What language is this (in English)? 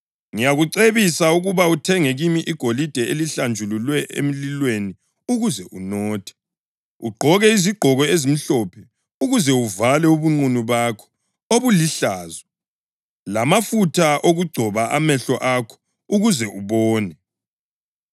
North Ndebele